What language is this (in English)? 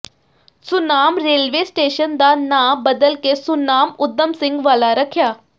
Punjabi